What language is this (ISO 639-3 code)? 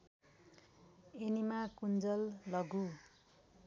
nep